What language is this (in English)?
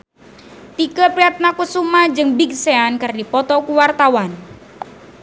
Sundanese